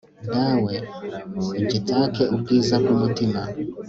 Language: Kinyarwanda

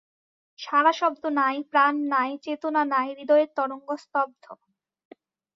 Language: Bangla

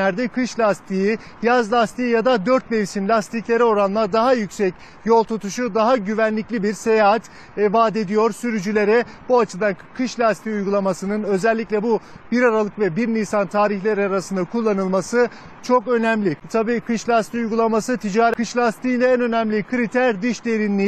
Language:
Turkish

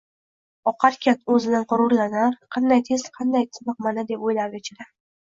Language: Uzbek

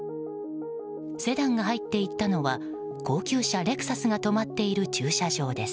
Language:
Japanese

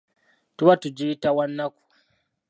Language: Ganda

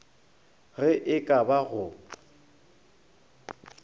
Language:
Northern Sotho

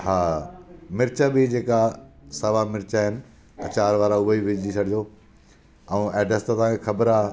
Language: Sindhi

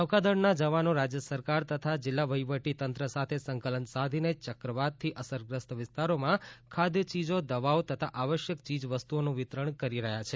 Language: Gujarati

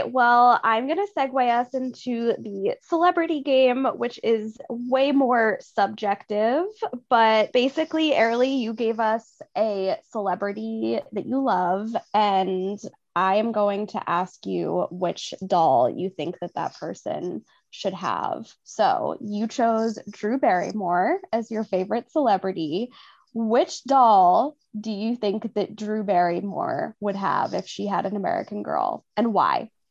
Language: English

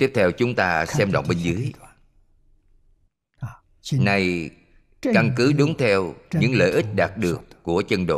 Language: Vietnamese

